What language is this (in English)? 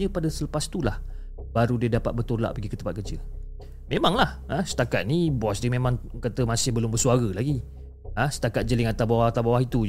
Malay